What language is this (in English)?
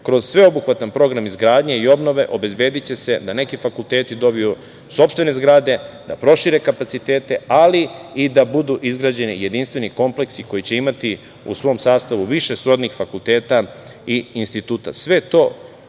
Serbian